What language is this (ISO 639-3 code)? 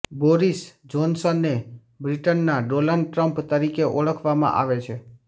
guj